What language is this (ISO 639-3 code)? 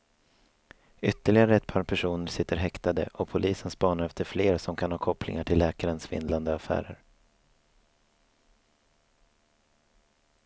swe